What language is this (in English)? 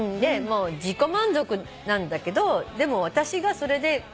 Japanese